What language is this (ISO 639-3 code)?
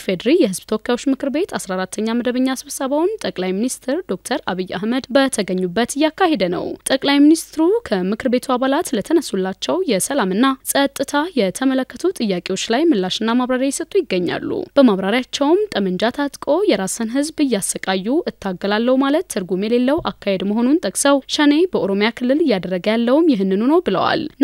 ara